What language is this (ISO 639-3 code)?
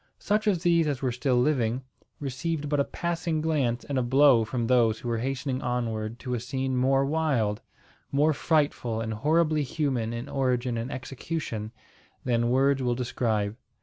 eng